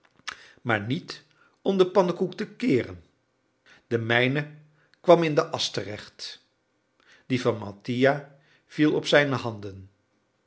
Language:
Dutch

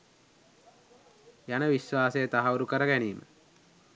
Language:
Sinhala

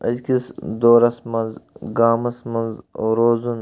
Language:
Kashmiri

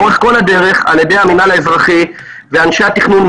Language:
Hebrew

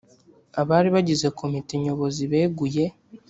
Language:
Kinyarwanda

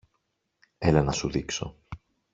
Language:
Greek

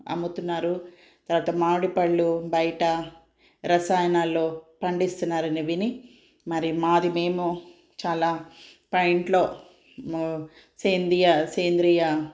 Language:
Telugu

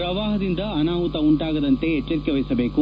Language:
Kannada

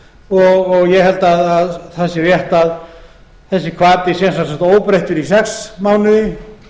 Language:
Icelandic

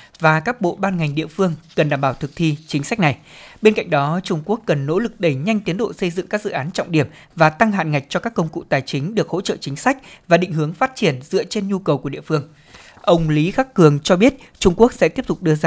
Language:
Vietnamese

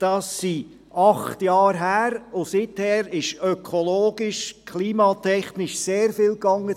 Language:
Swiss German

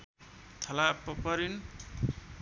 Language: Nepali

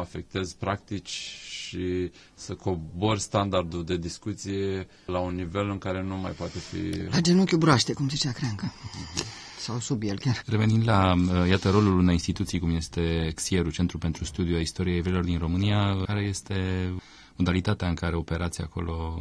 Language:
Romanian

